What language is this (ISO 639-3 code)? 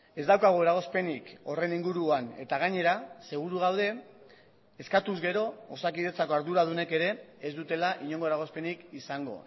eus